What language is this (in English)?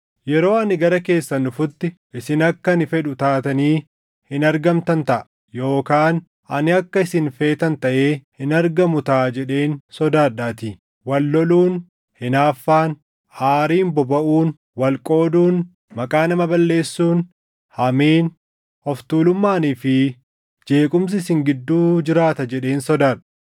Oromo